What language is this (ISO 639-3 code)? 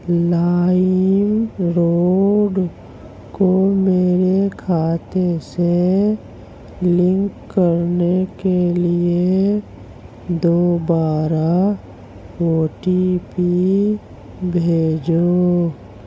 urd